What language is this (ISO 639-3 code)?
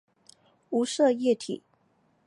zho